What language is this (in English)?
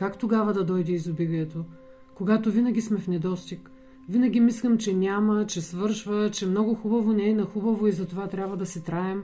Bulgarian